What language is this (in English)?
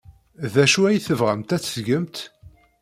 Kabyle